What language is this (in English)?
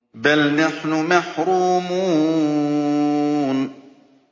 Arabic